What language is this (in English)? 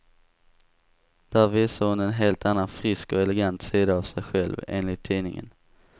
Swedish